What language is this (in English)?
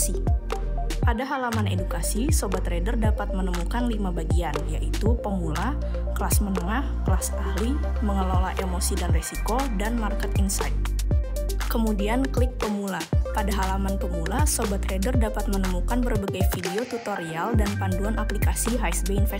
Indonesian